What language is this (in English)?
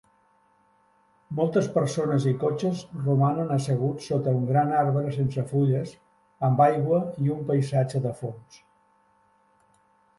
Catalan